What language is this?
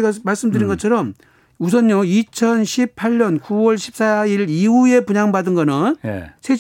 Korean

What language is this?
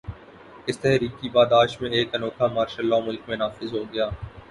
Urdu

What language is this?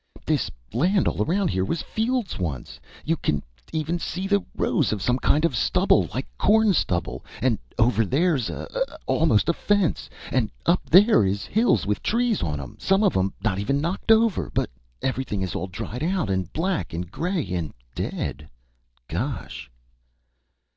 English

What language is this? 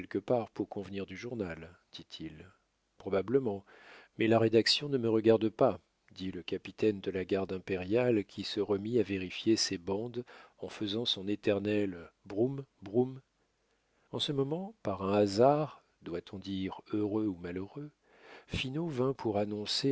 French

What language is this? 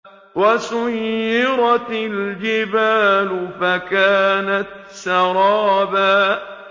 Arabic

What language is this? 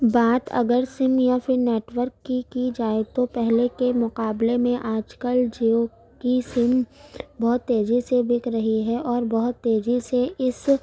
Urdu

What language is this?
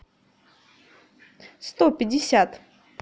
Russian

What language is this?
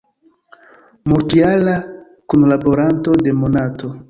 Esperanto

